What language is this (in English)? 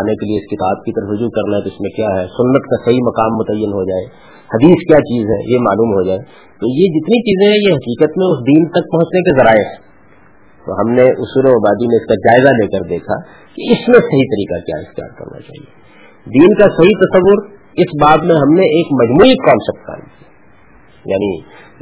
Urdu